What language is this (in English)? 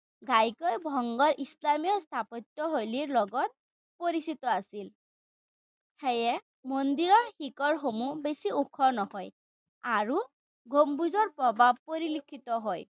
Assamese